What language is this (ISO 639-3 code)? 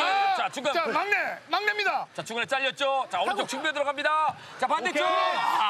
kor